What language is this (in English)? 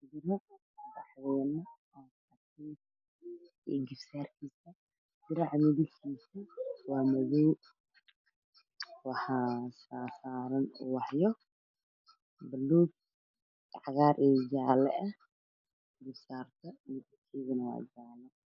Somali